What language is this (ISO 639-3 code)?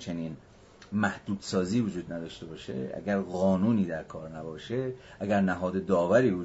fas